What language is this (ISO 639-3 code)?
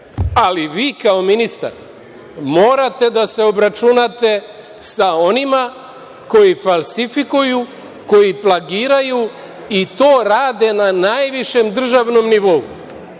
srp